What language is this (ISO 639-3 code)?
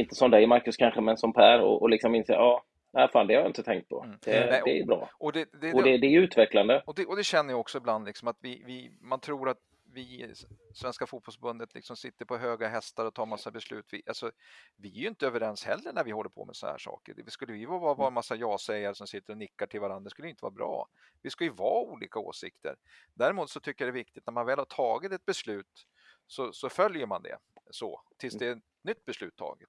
swe